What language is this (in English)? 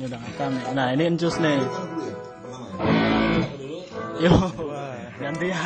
Spanish